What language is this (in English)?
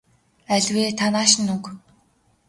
Mongolian